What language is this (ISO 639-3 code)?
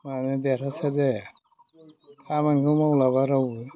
brx